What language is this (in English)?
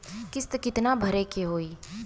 Bhojpuri